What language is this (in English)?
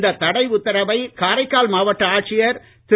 Tamil